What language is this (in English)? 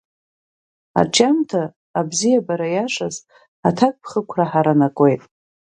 Abkhazian